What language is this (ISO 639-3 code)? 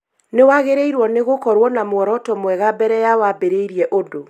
kik